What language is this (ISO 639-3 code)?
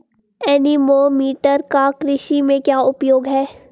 hin